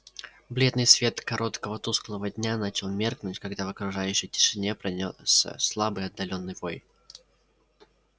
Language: Russian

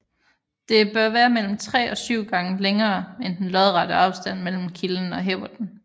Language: Danish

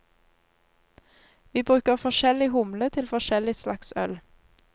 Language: Norwegian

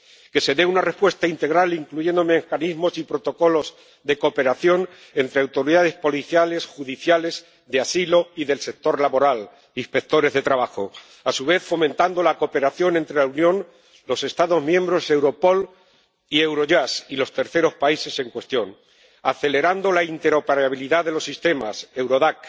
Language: Spanish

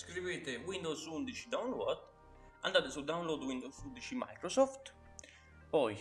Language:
Italian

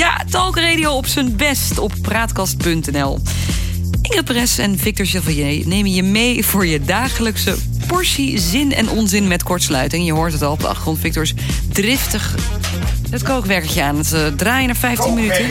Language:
Dutch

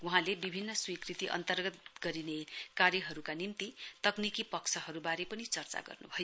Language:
Nepali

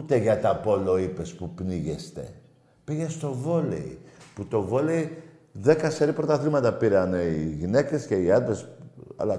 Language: Greek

